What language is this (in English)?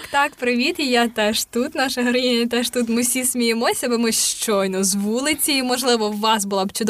Ukrainian